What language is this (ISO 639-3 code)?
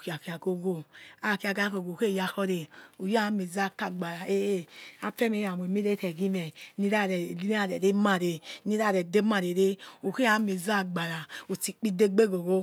ets